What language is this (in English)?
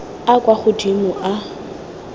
Tswana